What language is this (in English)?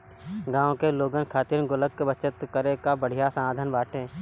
Bhojpuri